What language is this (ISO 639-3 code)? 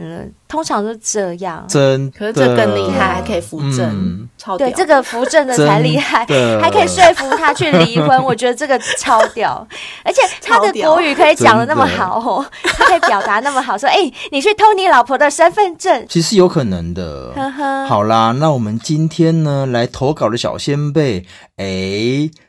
zho